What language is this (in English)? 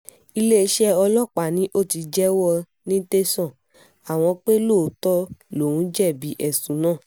Yoruba